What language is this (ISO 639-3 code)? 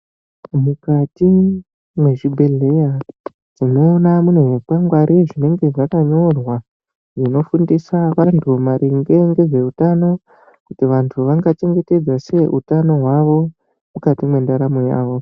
ndc